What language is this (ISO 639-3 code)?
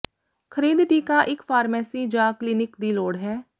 pan